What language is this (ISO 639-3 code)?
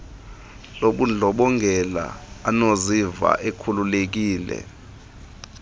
xho